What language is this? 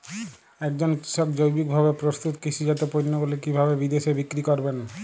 Bangla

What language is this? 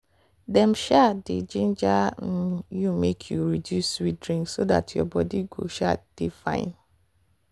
Nigerian Pidgin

